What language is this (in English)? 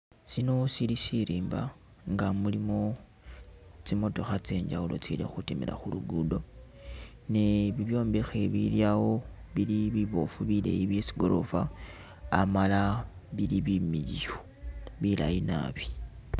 Masaaba